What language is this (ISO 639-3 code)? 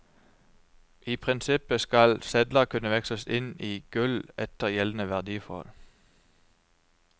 nor